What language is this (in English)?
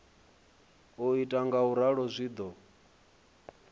Venda